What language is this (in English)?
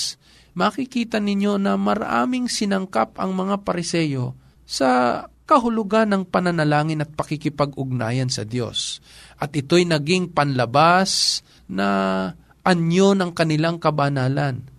Filipino